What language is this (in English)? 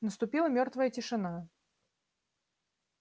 Russian